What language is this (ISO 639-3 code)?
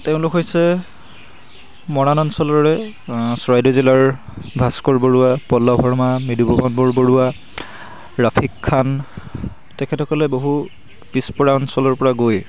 asm